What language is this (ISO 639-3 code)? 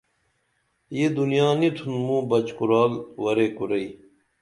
dml